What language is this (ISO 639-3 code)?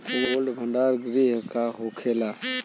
bho